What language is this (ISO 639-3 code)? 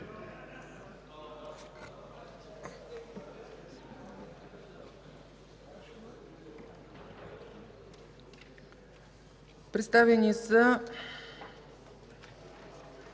bul